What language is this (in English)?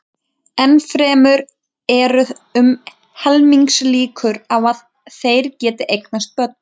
Icelandic